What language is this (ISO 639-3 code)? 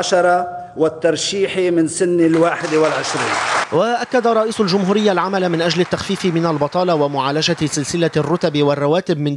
ara